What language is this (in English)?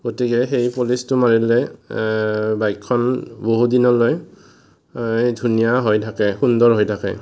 Assamese